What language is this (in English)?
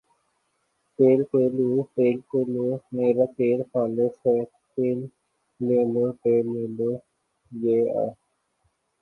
Urdu